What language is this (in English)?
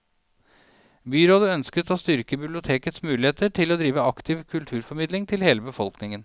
Norwegian